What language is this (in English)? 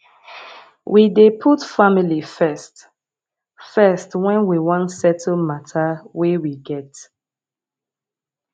Nigerian Pidgin